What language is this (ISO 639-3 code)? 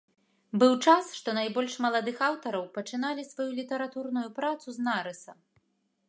bel